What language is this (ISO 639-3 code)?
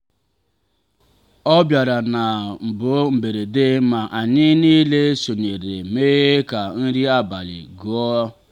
ibo